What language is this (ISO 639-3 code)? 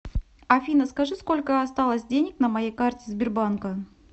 rus